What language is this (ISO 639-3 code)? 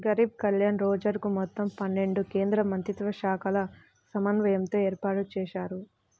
tel